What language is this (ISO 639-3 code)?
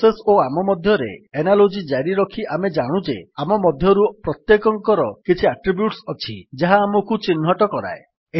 ori